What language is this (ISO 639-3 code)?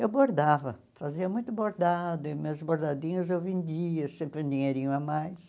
por